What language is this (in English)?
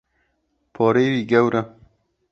Kurdish